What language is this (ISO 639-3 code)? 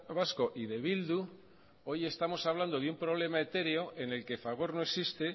spa